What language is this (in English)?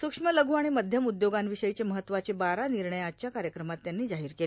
Marathi